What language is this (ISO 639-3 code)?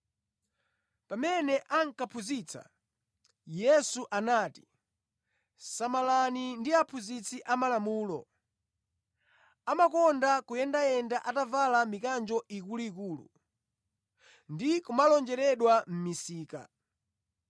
nya